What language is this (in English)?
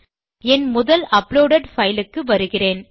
Tamil